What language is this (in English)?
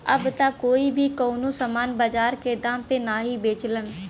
Bhojpuri